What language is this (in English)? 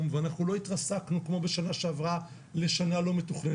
Hebrew